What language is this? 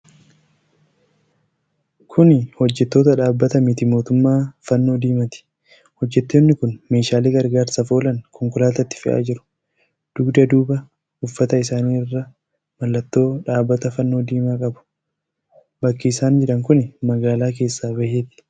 Oromo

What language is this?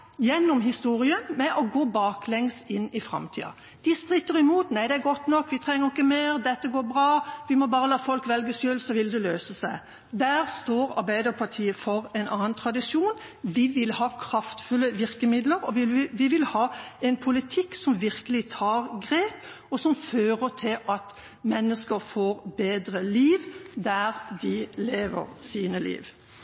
Norwegian Bokmål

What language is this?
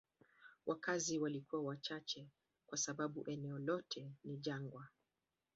Swahili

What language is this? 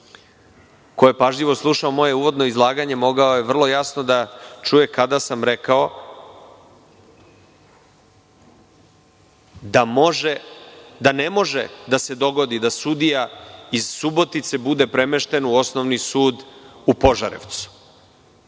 Serbian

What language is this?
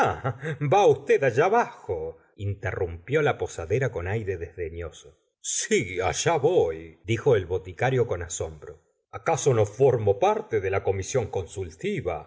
Spanish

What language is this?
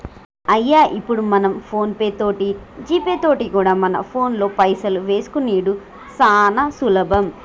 Telugu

